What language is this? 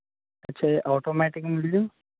Punjabi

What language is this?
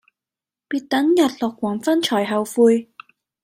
Cantonese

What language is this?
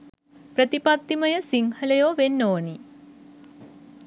Sinhala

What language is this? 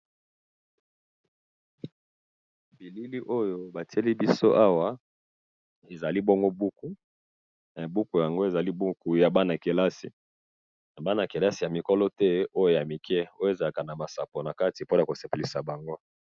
Lingala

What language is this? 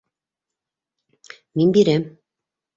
Bashkir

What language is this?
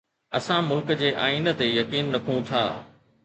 Sindhi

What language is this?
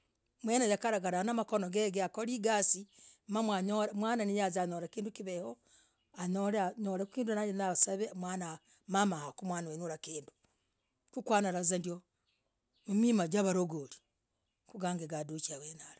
Logooli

